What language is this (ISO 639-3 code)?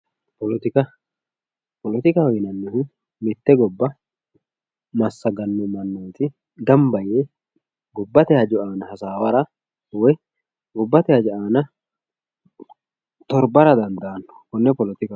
sid